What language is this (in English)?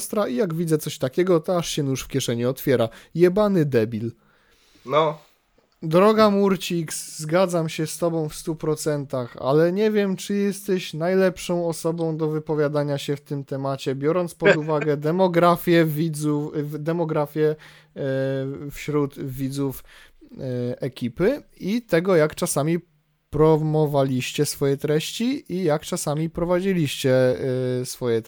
Polish